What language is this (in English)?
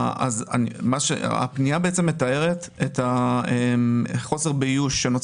Hebrew